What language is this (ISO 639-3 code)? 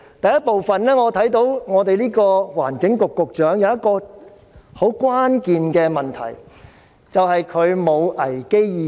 yue